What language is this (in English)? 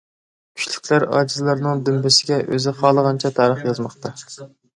Uyghur